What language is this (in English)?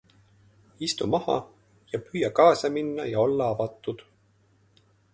Estonian